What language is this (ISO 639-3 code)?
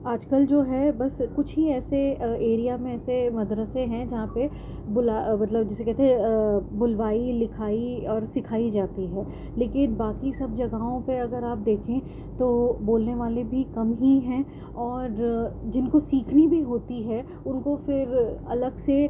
urd